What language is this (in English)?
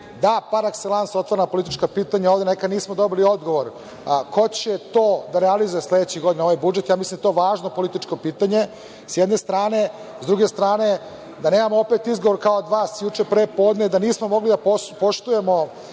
Serbian